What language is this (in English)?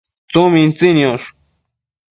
Matsés